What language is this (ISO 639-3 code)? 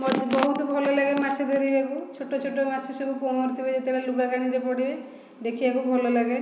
ori